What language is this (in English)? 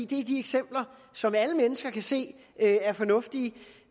Danish